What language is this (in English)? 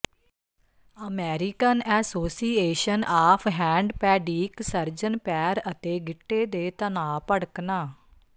Punjabi